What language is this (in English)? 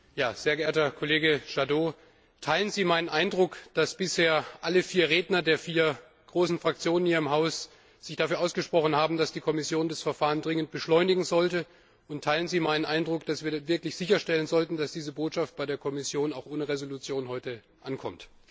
German